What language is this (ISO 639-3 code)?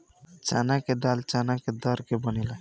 bho